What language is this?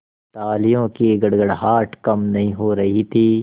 Hindi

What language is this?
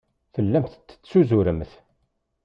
Kabyle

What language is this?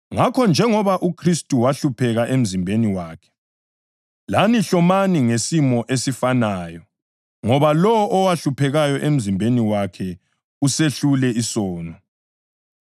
North Ndebele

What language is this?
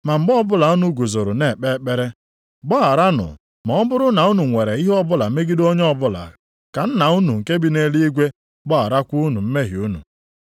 Igbo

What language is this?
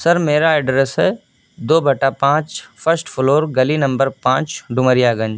Urdu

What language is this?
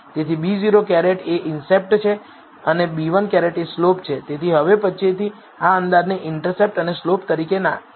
Gujarati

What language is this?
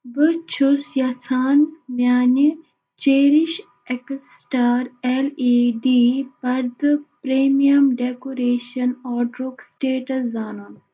Kashmiri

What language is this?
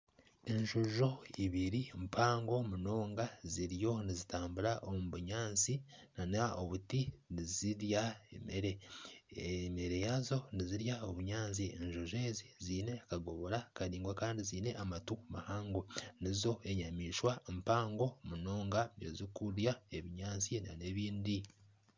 Nyankole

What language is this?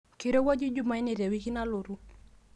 Masai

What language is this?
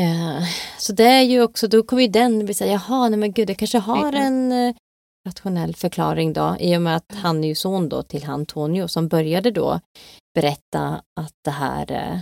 Swedish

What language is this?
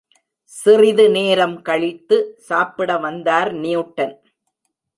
Tamil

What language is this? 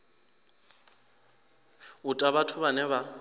Venda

